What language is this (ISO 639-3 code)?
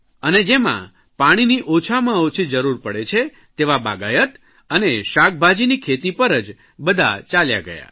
guj